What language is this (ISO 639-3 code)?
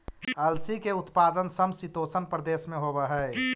mag